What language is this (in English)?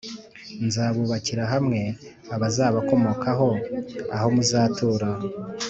Kinyarwanda